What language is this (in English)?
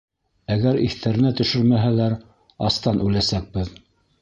Bashkir